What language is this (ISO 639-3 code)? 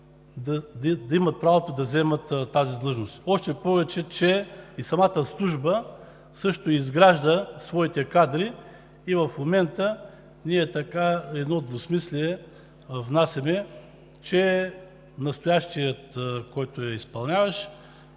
bul